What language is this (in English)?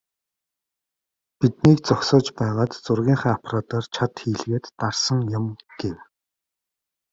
Mongolian